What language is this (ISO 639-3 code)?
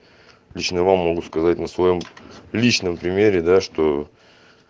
rus